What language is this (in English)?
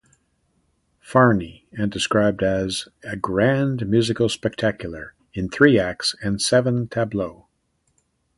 English